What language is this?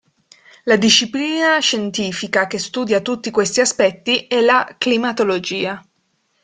Italian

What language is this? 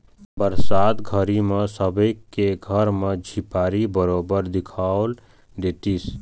Chhattisgarhi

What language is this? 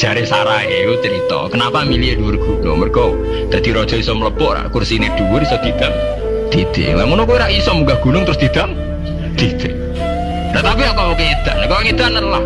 Indonesian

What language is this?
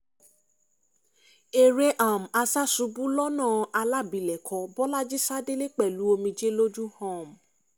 Yoruba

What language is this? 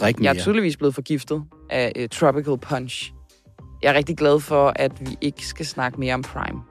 Danish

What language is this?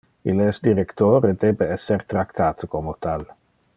Interlingua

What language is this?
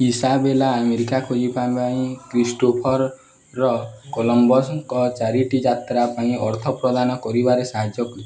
Odia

